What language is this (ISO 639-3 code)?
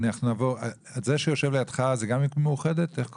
heb